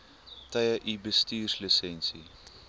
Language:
Afrikaans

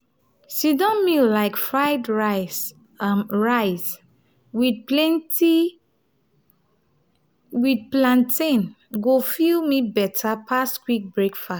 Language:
Nigerian Pidgin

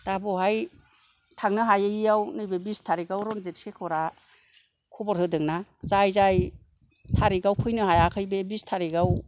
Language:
Bodo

